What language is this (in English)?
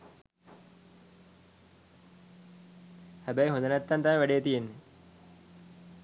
Sinhala